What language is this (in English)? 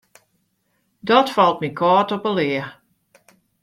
Western Frisian